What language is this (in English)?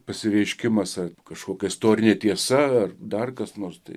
Lithuanian